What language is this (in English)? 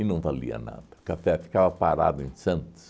Portuguese